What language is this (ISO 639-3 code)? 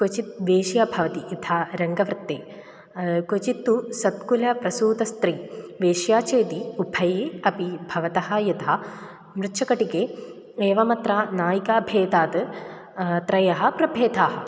san